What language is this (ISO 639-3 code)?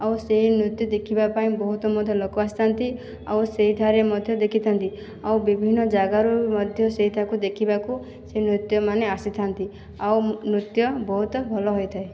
ori